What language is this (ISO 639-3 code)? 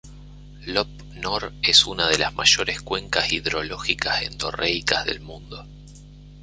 spa